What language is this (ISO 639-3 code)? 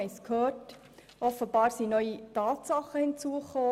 gsw